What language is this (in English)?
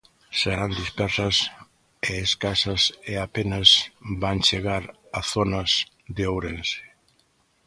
Galician